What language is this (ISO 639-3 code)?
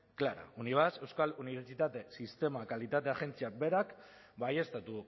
eus